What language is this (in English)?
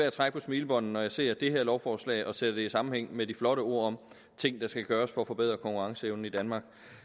Danish